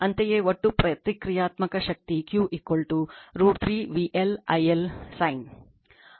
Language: Kannada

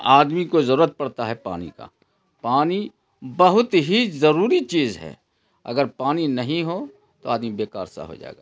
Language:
Urdu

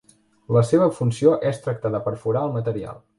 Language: Catalan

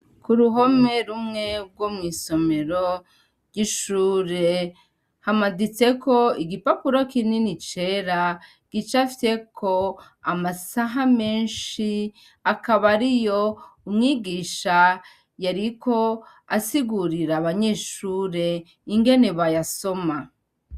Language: Rundi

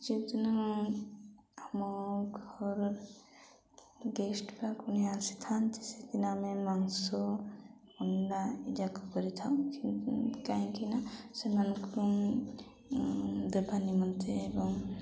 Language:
Odia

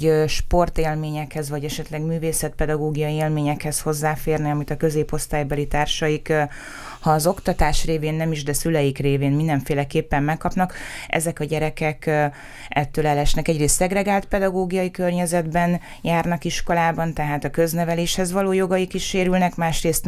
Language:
Hungarian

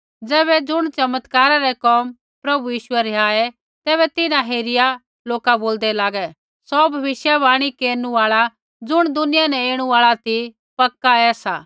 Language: Kullu Pahari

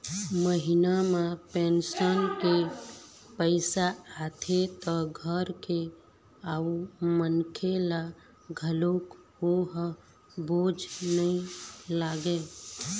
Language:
Chhattisgarhi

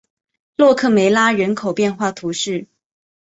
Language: Chinese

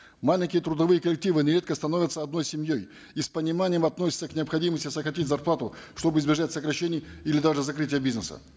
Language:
Kazakh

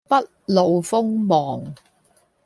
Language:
Cantonese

